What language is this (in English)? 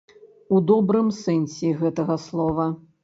Belarusian